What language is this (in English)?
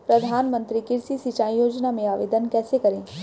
Hindi